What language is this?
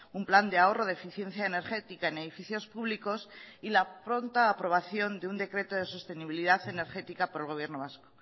Spanish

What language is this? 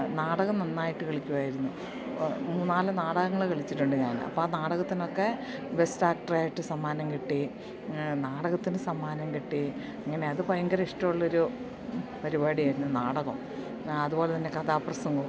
Malayalam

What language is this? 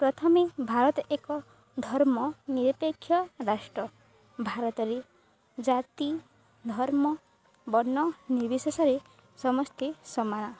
Odia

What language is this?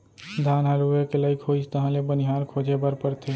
Chhattisgarhi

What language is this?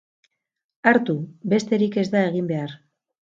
Basque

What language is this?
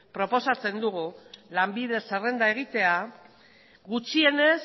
Basque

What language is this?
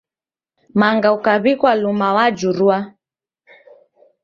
Taita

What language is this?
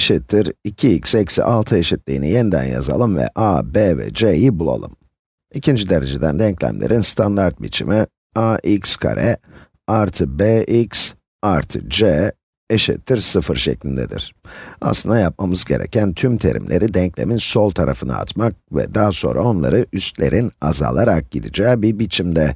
Turkish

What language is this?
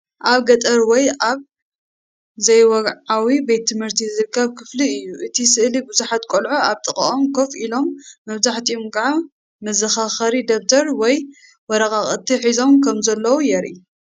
Tigrinya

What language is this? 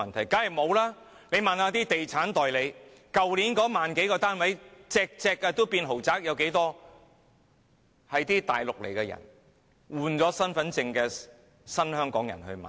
Cantonese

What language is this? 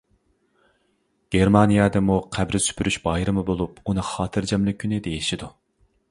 Uyghur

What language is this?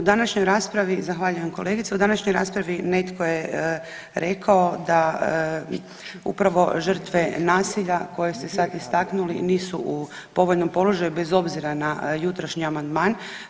Croatian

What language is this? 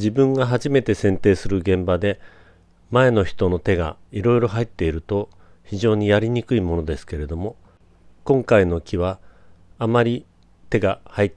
Japanese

